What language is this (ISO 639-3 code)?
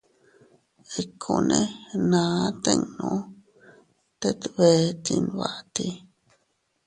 cut